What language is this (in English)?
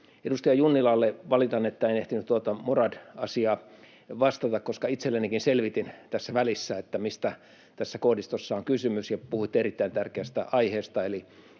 Finnish